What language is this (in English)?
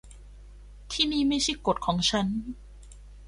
Thai